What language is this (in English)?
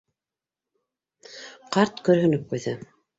Bashkir